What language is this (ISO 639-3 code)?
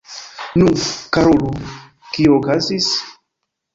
epo